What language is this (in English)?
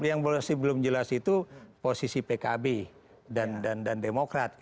Indonesian